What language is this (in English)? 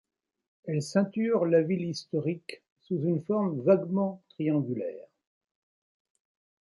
French